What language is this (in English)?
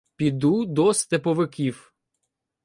Ukrainian